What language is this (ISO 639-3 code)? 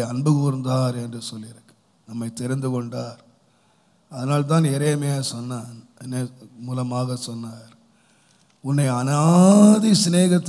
ara